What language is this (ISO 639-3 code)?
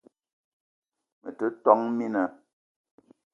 eto